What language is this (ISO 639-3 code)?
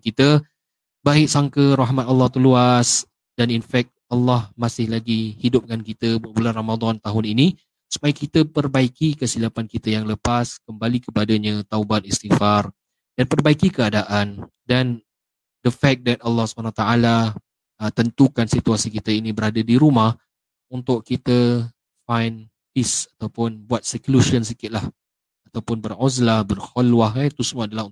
msa